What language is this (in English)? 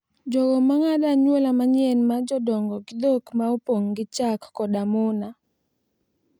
Luo (Kenya and Tanzania)